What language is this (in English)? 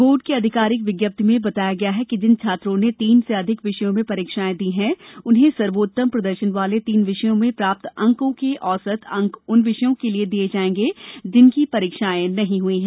Hindi